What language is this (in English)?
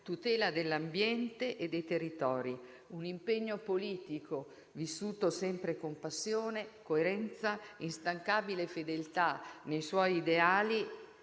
Italian